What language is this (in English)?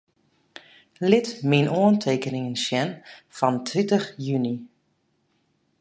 Western Frisian